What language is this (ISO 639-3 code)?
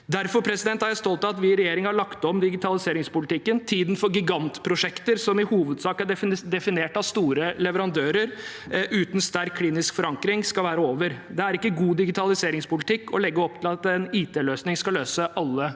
nor